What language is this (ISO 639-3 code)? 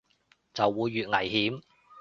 yue